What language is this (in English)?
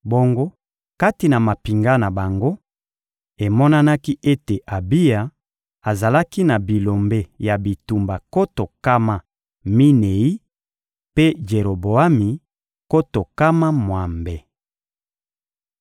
Lingala